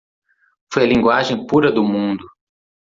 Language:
Portuguese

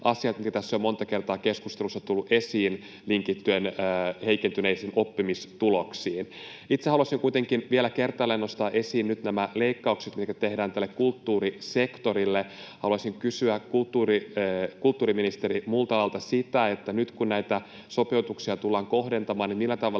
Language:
Finnish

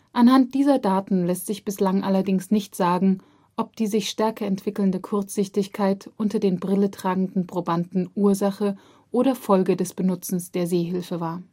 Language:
German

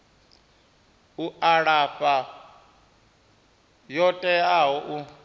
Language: Venda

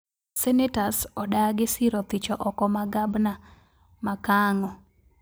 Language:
Luo (Kenya and Tanzania)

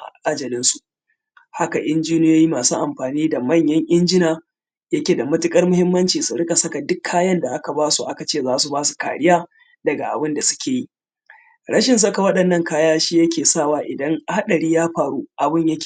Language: Hausa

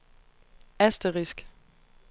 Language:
Danish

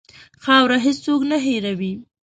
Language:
Pashto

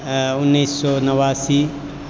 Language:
Maithili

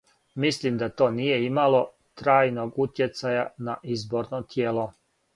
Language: Serbian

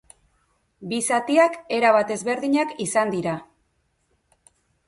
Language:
Basque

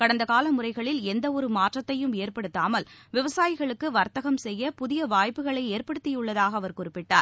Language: Tamil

